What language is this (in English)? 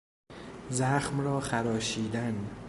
Persian